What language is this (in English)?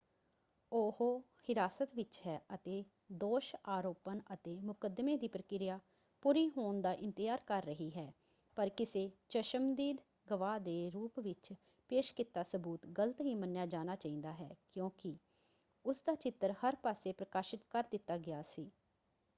Punjabi